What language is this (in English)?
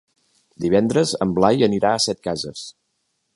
Catalan